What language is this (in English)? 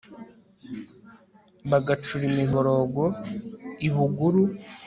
Kinyarwanda